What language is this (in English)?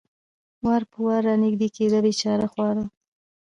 Pashto